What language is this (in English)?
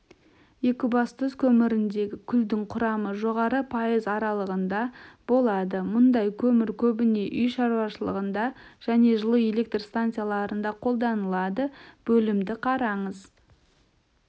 Kazakh